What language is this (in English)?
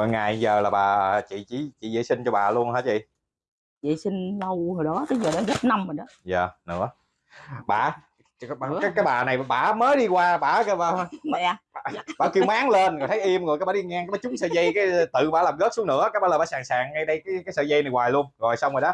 Vietnamese